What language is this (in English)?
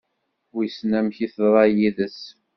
Kabyle